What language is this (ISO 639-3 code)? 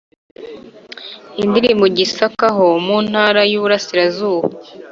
kin